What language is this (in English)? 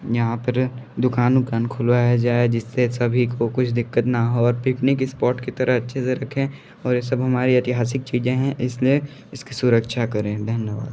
Hindi